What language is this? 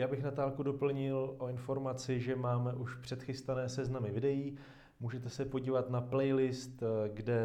Czech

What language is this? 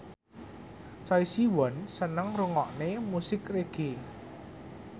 Javanese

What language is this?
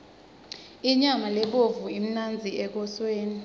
Swati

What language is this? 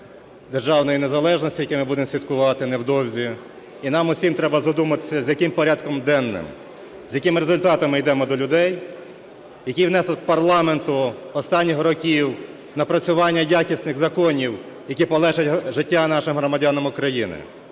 Ukrainian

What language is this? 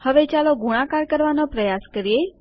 Gujarati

